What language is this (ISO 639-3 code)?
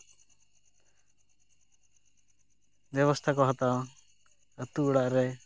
sat